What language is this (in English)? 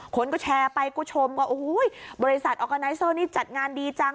Thai